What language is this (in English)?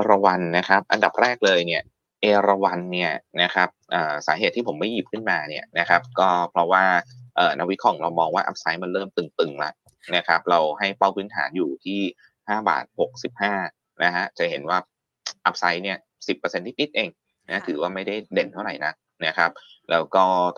Thai